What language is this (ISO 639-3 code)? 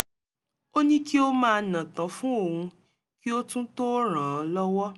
yor